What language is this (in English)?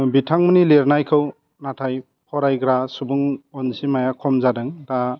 Bodo